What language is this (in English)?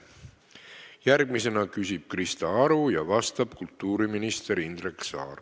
Estonian